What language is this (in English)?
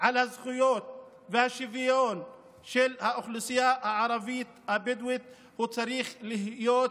Hebrew